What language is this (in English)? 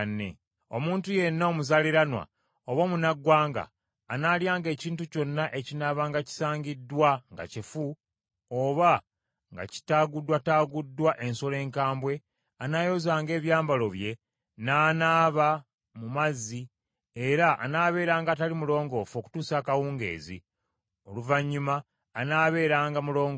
Ganda